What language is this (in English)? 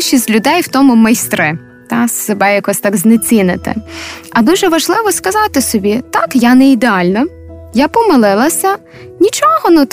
Ukrainian